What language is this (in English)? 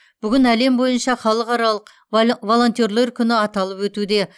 Kazakh